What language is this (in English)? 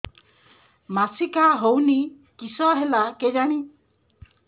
Odia